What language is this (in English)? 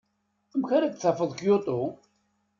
Kabyle